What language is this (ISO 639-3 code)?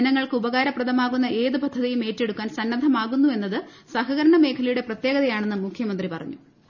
mal